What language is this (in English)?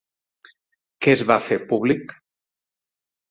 Catalan